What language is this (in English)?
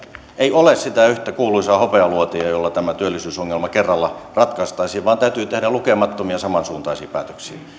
Finnish